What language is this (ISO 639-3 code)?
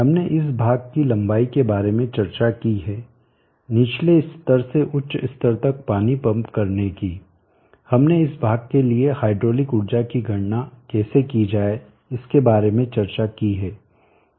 hin